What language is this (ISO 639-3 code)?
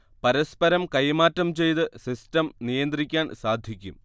mal